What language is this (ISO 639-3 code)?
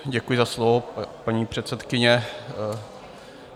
ces